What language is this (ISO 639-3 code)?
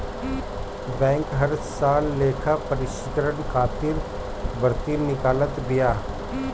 bho